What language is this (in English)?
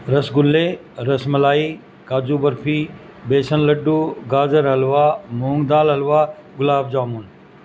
Urdu